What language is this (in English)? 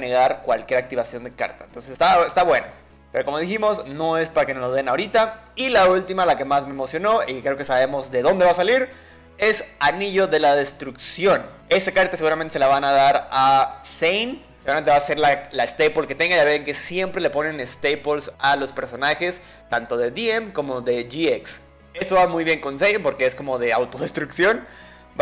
Spanish